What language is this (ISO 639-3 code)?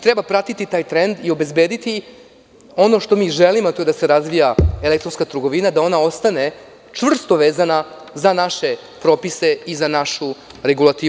srp